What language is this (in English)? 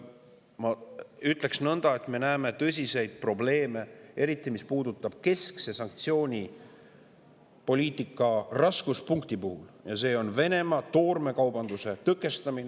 Estonian